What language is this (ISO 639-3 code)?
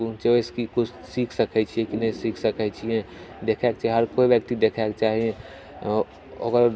mai